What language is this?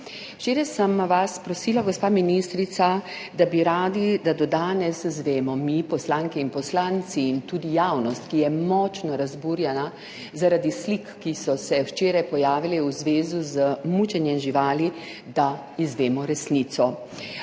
Slovenian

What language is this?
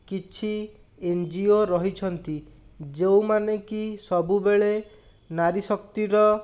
Odia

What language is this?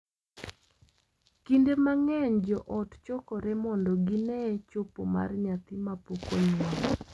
Luo (Kenya and Tanzania)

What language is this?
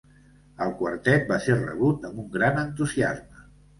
Catalan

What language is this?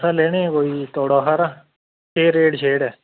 Dogri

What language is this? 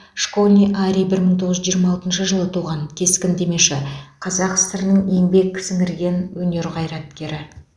Kazakh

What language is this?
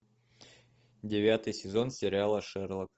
Russian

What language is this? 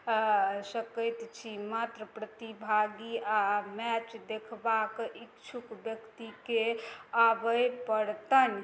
Maithili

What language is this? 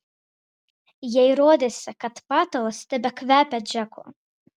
Lithuanian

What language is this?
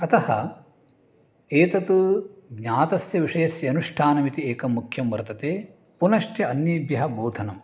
Sanskrit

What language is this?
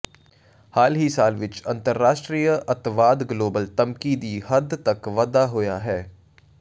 Punjabi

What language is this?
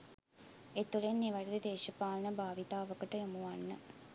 Sinhala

